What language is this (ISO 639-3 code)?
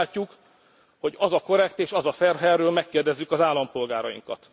hun